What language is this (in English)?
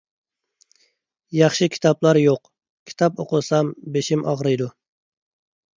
Uyghur